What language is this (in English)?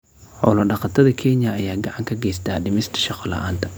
Somali